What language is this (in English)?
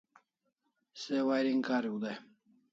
Kalasha